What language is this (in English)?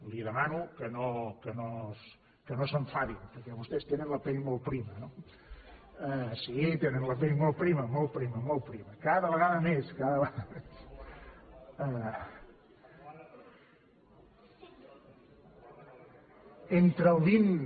Catalan